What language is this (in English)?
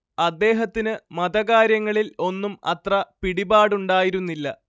Malayalam